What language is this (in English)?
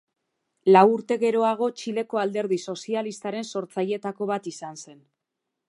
Basque